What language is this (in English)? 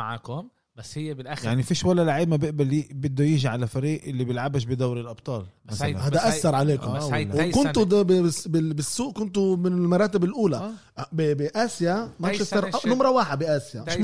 Arabic